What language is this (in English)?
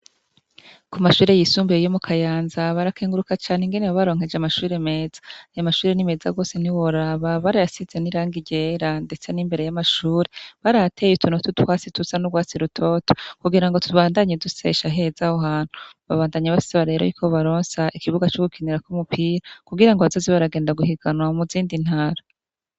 Rundi